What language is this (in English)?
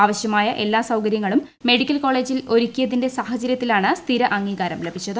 Malayalam